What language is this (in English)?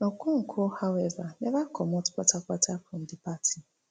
Nigerian Pidgin